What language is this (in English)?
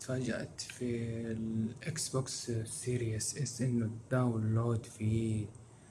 Arabic